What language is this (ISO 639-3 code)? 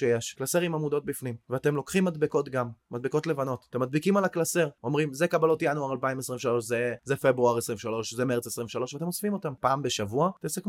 heb